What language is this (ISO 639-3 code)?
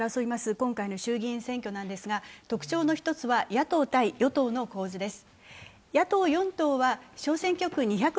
jpn